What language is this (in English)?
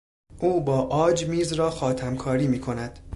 Persian